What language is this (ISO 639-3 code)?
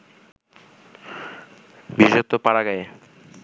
ben